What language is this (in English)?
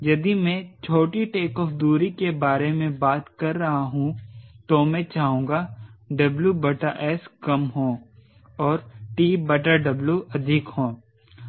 Hindi